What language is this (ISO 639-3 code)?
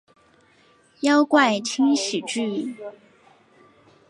zho